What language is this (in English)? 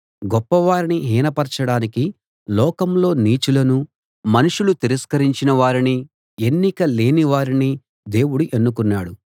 Telugu